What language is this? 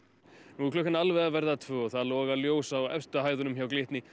Icelandic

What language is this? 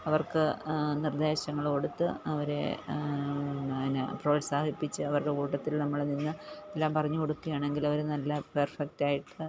Malayalam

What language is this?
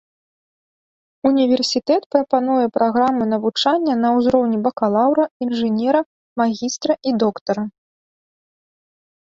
Belarusian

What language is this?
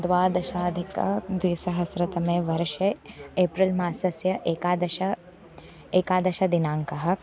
Sanskrit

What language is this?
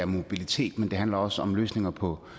Danish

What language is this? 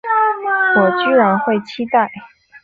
Chinese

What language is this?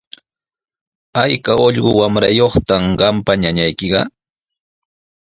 Sihuas Ancash Quechua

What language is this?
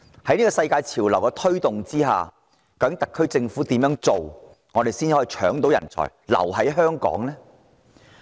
Cantonese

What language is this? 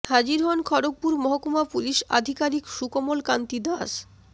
Bangla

